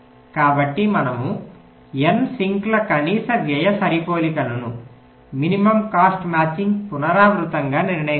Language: Telugu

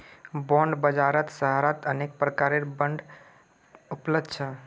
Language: Magahi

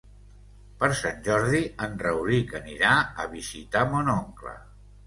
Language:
Catalan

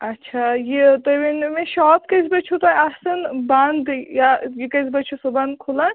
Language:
Kashmiri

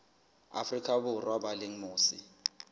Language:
Southern Sotho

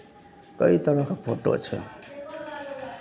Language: Maithili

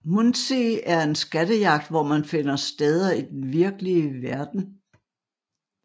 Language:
Danish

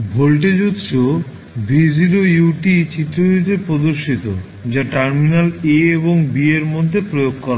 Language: Bangla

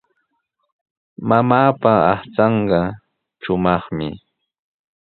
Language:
Sihuas Ancash Quechua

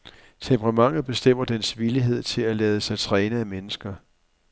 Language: Danish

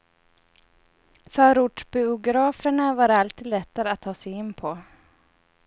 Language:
Swedish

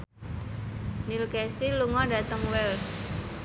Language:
Javanese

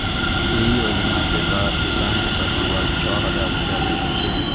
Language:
Maithili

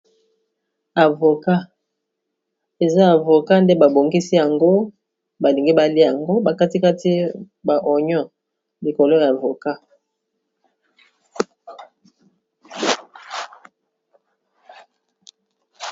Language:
Lingala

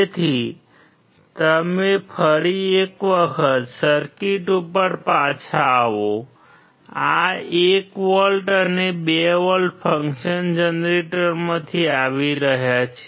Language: Gujarati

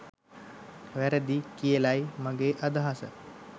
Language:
Sinhala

